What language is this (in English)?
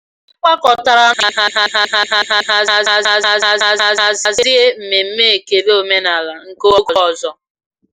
Igbo